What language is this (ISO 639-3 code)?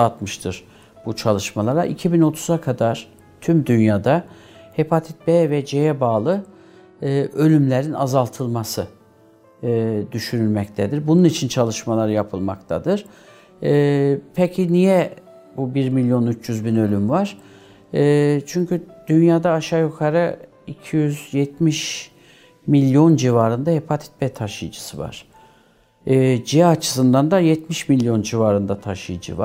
tur